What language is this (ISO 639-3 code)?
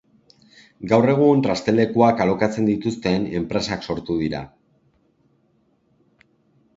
eus